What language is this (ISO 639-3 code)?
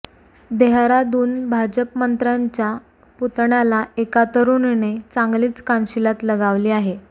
mar